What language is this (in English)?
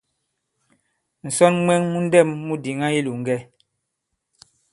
Bankon